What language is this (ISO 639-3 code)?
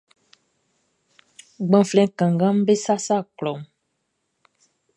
bci